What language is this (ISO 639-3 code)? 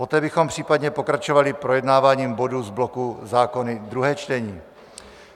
ces